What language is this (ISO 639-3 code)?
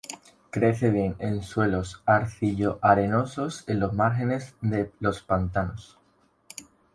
spa